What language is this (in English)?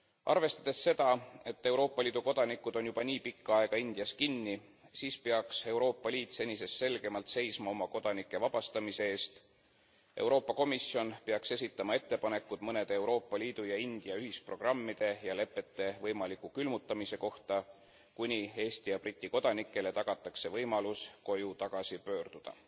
Estonian